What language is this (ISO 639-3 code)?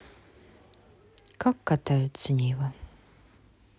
rus